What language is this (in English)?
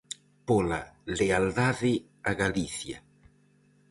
Galician